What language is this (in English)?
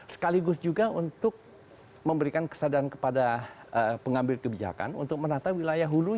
Indonesian